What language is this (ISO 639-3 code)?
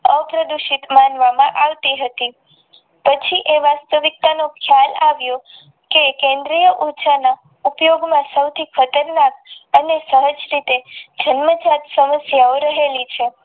guj